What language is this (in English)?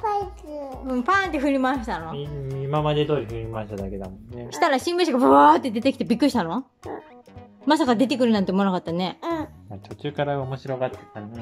Japanese